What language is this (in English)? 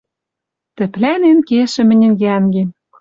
Western Mari